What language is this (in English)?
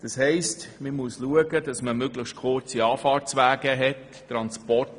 Swiss German